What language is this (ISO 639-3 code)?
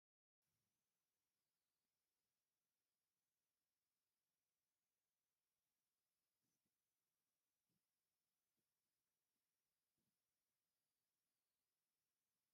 tir